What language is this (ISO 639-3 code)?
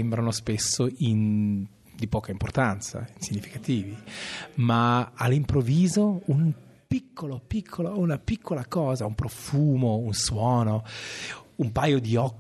ita